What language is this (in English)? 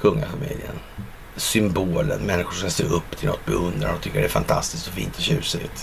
Swedish